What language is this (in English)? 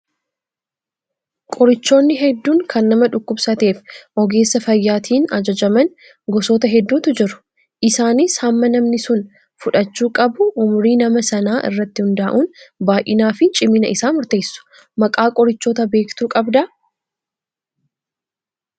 Oromo